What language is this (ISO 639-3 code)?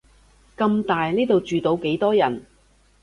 yue